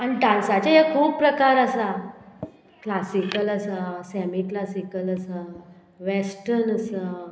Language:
Konkani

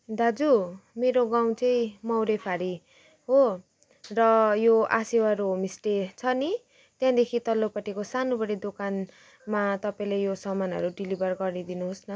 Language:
Nepali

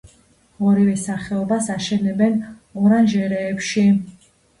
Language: Georgian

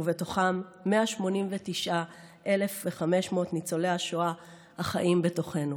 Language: Hebrew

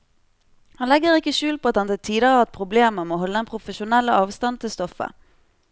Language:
Norwegian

